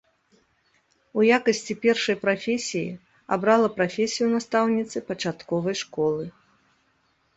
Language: Belarusian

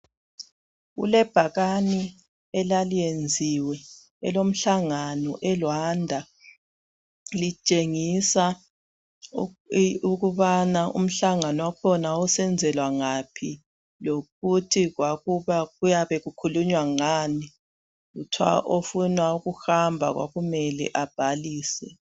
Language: North Ndebele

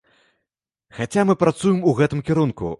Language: Belarusian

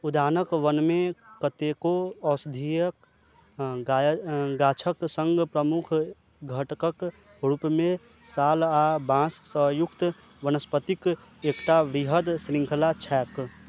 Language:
Maithili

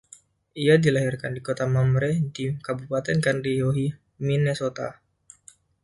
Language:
Indonesian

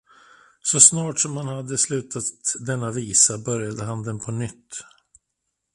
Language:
Swedish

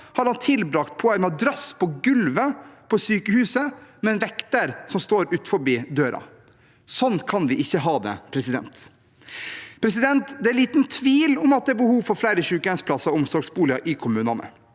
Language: Norwegian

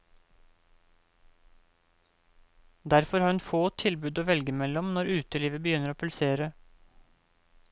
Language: Norwegian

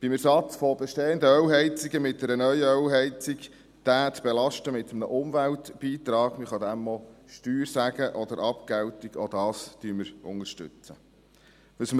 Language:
Swiss German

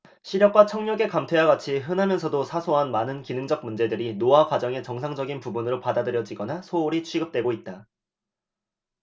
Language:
Korean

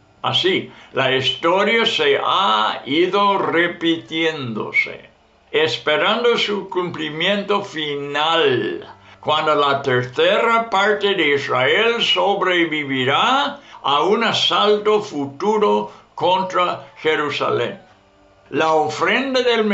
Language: Spanish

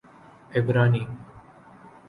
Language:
Urdu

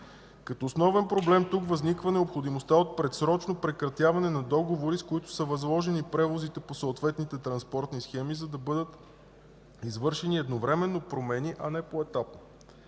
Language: Bulgarian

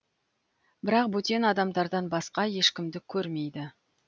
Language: Kazakh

